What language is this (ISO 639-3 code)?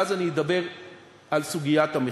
heb